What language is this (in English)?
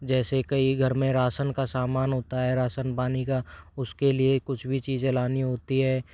Hindi